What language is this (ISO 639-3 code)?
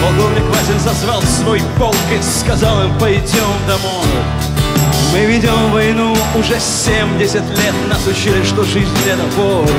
rus